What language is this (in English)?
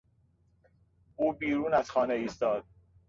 Persian